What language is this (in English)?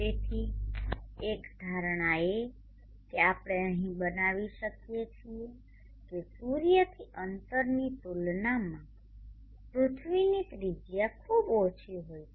Gujarati